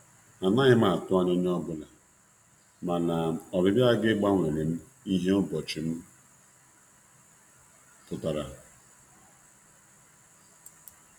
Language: Igbo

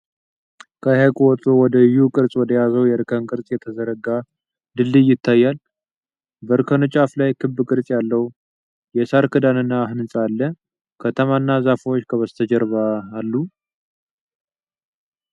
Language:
Amharic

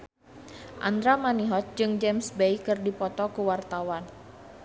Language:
Sundanese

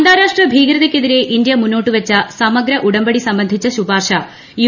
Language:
Malayalam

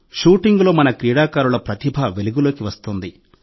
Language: Telugu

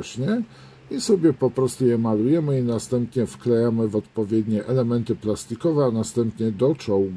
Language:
Polish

